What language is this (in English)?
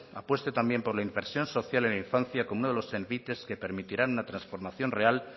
Spanish